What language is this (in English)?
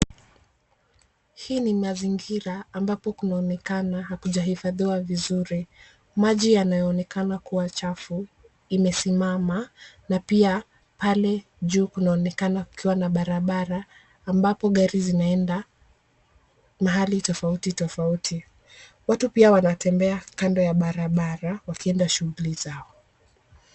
Swahili